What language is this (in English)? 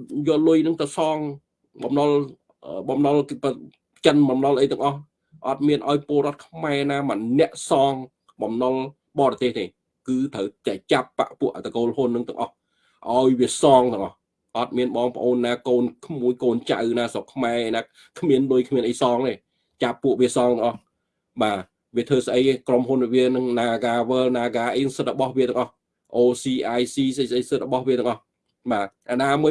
Vietnamese